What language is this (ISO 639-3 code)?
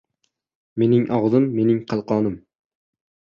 uzb